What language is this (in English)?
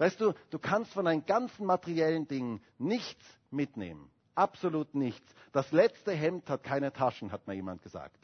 German